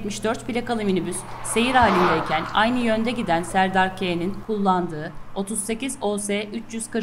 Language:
Turkish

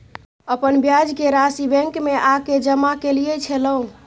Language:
Maithili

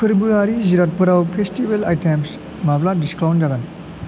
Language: Bodo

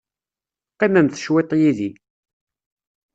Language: Kabyle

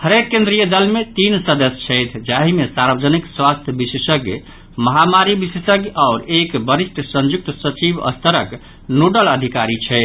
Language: Maithili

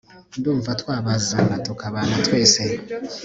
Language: Kinyarwanda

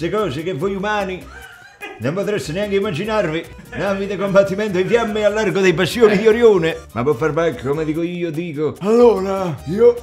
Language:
Italian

